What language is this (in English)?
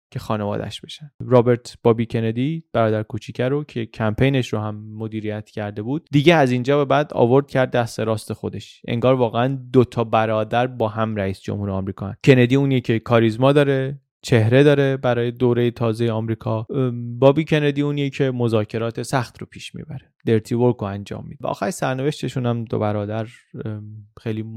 Persian